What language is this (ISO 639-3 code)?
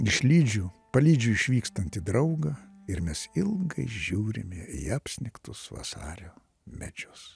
lit